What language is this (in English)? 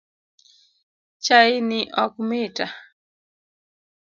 Luo (Kenya and Tanzania)